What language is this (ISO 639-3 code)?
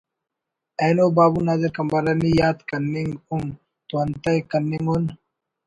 brh